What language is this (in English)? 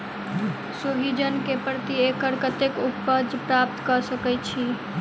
Maithili